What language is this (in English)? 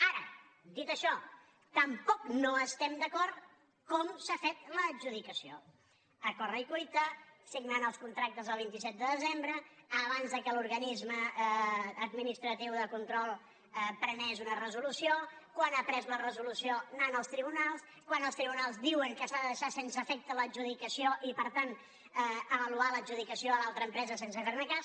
Catalan